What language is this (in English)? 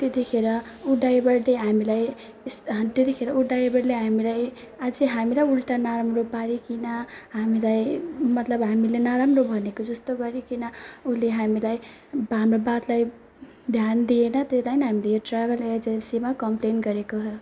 Nepali